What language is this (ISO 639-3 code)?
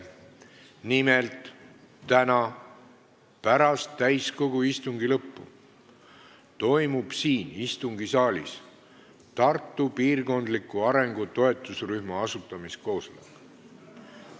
est